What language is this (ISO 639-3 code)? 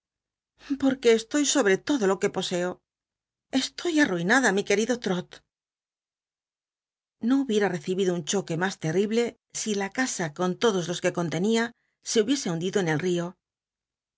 spa